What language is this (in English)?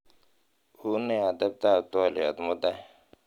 Kalenjin